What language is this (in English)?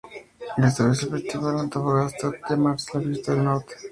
Spanish